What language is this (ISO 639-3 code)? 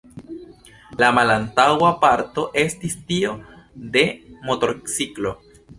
epo